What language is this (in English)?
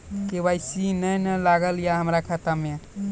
Maithili